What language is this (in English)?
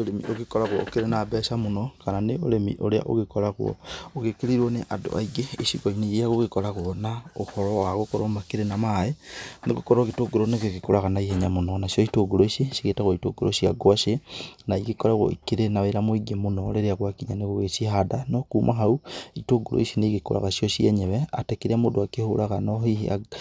Kikuyu